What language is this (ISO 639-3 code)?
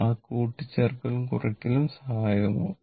mal